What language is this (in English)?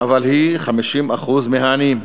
Hebrew